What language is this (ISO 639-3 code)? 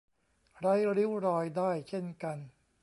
tha